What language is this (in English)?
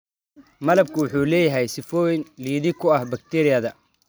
Somali